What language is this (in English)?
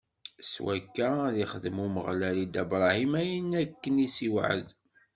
Kabyle